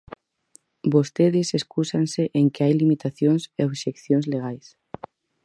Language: Galician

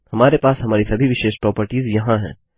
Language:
Hindi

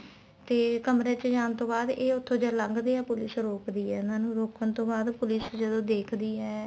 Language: Punjabi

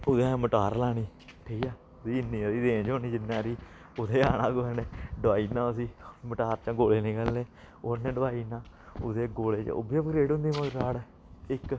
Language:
Dogri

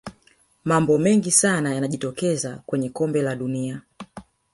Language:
Swahili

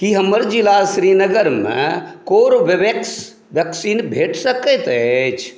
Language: Maithili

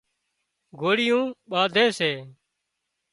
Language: Wadiyara Koli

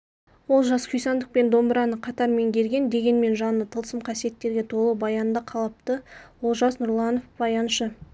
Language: Kazakh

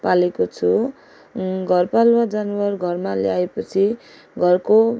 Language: Nepali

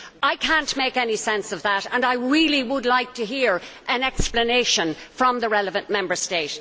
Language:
English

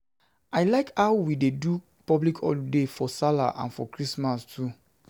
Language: Nigerian Pidgin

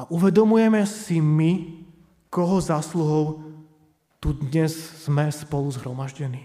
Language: Slovak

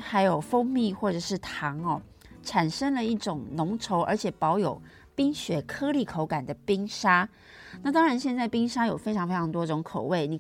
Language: Chinese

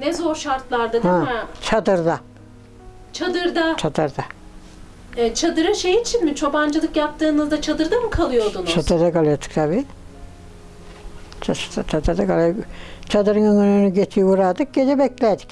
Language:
Turkish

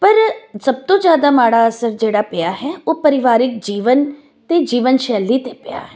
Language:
Punjabi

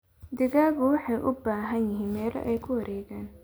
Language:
Somali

